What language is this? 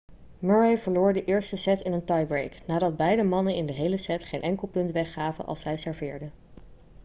Dutch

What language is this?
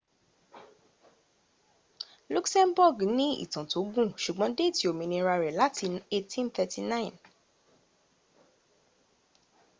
Yoruba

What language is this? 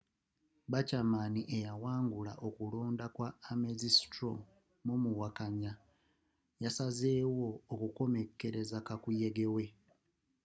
Ganda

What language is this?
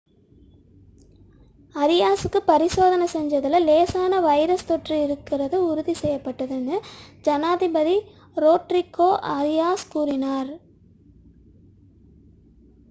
Tamil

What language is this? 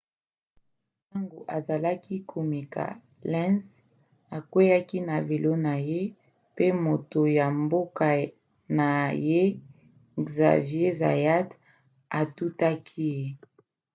Lingala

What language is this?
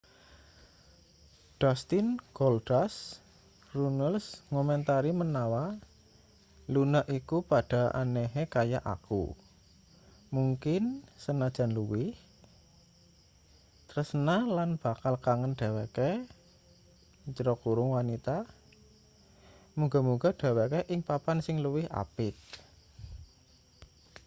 Javanese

